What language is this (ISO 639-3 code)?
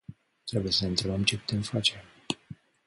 ron